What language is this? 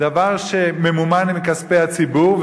Hebrew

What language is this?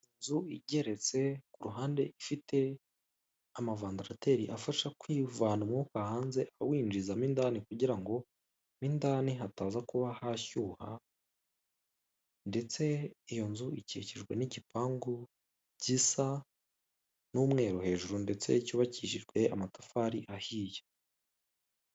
Kinyarwanda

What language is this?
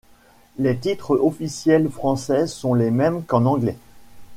French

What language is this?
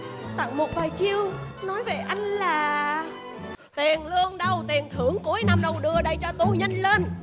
Vietnamese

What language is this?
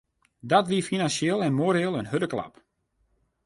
Western Frisian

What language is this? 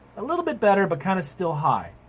English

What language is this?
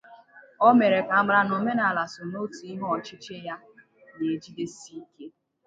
Igbo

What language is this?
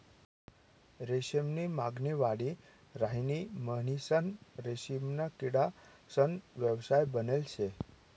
Marathi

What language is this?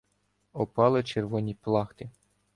Ukrainian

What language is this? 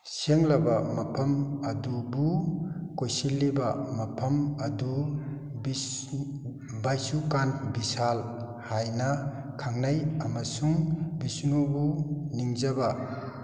Manipuri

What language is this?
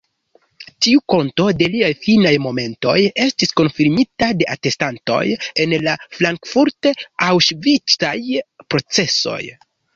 Esperanto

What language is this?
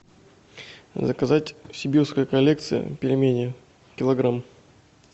Russian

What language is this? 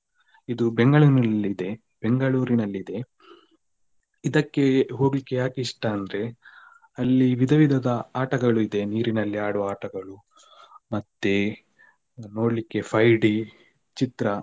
Kannada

